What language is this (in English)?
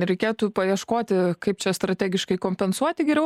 Lithuanian